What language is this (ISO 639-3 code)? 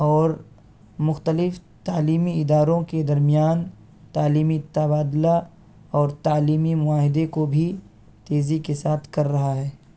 urd